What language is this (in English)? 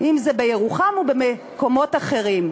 Hebrew